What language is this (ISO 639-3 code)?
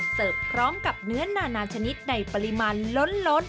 tha